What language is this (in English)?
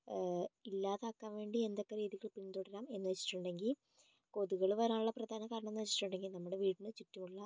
Malayalam